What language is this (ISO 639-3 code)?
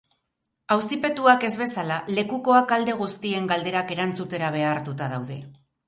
eus